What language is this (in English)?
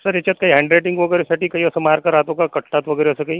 Marathi